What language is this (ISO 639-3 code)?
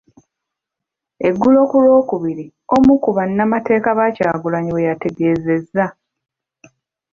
lug